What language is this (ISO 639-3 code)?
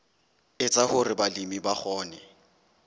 sot